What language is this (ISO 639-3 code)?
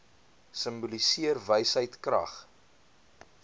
afr